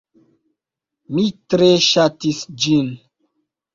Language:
Esperanto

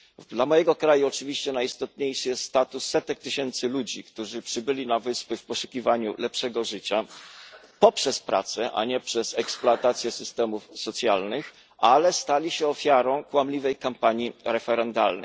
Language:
Polish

